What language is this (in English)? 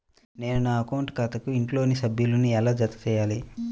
Telugu